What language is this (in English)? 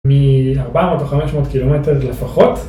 Hebrew